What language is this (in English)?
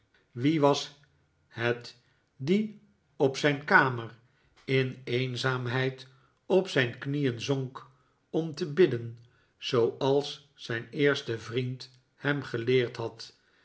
Dutch